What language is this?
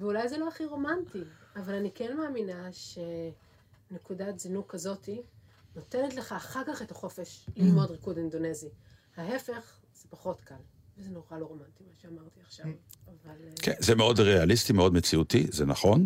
Hebrew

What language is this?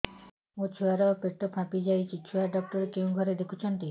Odia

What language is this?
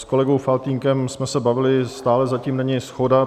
Czech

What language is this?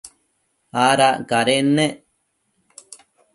Matsés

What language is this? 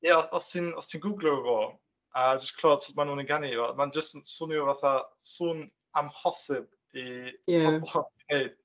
Welsh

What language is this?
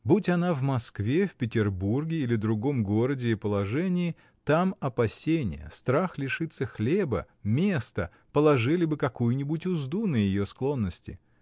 Russian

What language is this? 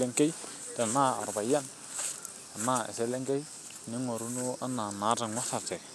Masai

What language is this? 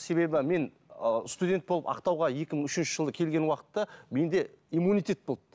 Kazakh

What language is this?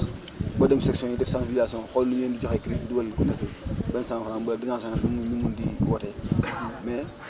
Wolof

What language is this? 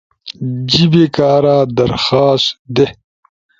Ushojo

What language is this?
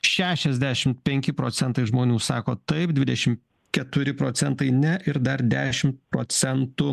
Lithuanian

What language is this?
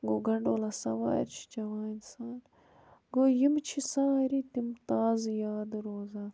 Kashmiri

